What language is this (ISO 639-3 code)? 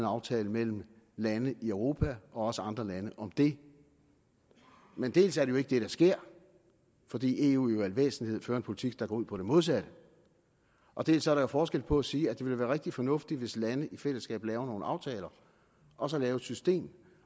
dan